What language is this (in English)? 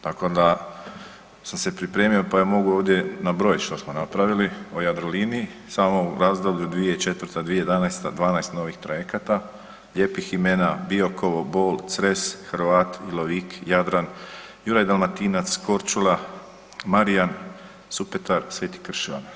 Croatian